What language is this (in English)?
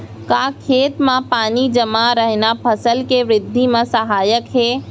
Chhattisgarhi